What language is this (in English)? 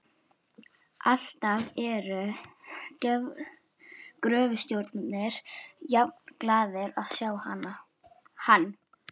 Icelandic